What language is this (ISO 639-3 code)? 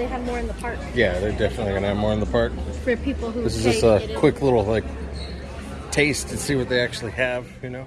eng